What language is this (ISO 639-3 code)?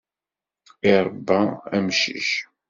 kab